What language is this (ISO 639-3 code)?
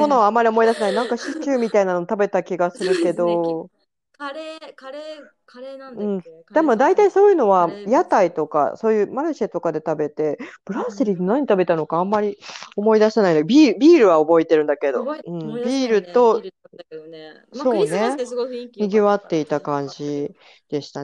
jpn